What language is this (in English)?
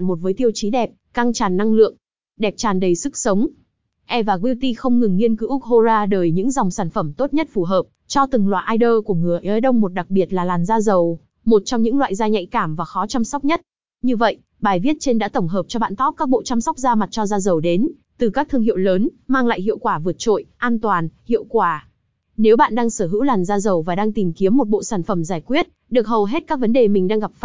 Vietnamese